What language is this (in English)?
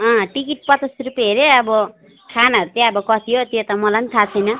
Nepali